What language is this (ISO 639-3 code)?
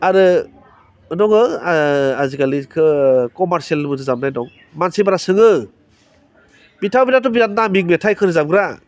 brx